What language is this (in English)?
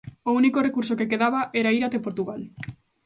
Galician